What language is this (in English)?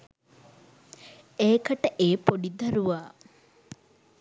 Sinhala